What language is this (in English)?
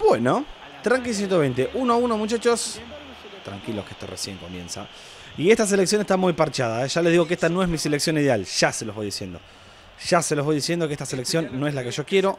Spanish